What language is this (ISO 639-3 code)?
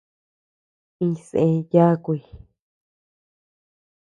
cux